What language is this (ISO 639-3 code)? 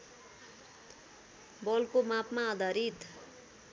nep